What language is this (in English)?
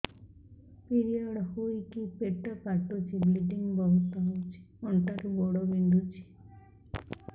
Odia